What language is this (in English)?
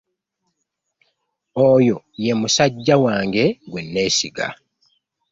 Ganda